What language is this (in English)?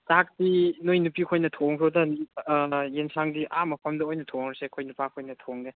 Manipuri